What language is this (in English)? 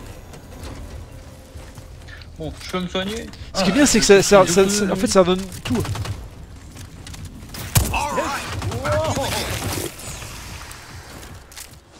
French